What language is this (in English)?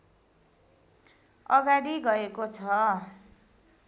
Nepali